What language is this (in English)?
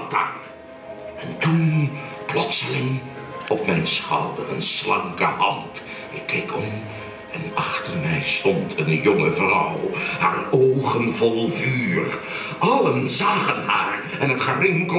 Dutch